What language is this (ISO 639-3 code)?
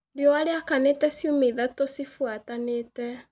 kik